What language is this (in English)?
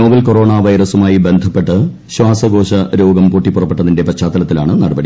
Malayalam